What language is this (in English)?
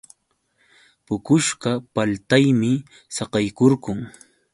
Yauyos Quechua